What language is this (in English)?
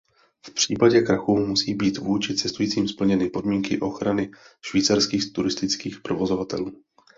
Czech